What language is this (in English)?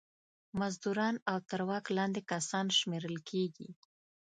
Pashto